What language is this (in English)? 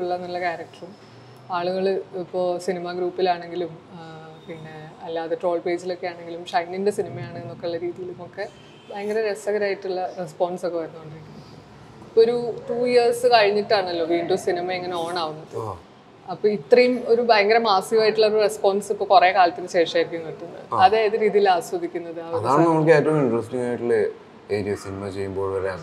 Malayalam